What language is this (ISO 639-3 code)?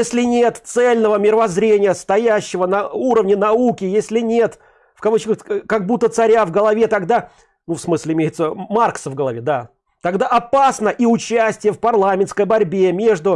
rus